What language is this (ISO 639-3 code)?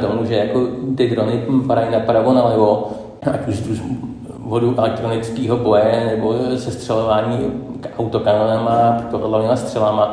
ces